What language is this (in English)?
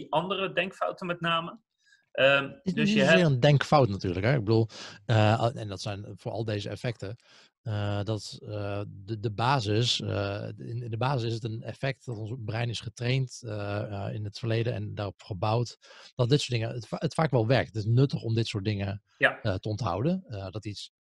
Dutch